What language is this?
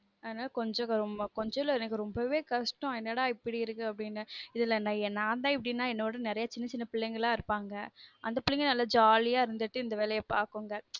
Tamil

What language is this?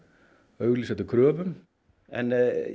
Icelandic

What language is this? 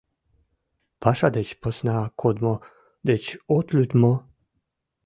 Mari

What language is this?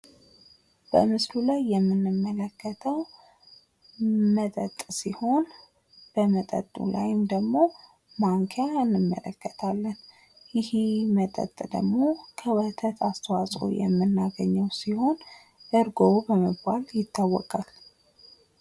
Amharic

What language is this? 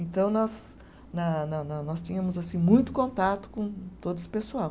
Portuguese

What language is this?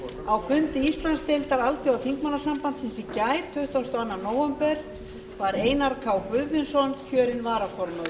Icelandic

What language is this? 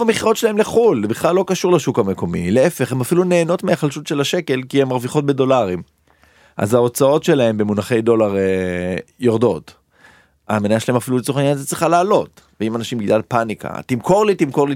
Hebrew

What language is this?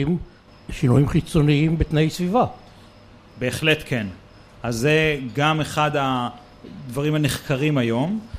Hebrew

